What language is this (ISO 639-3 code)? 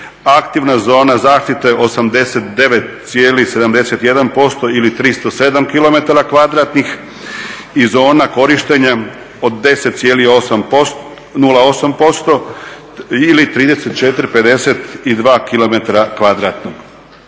hrv